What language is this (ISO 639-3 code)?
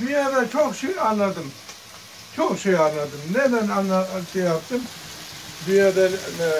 tur